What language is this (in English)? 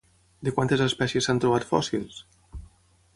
Catalan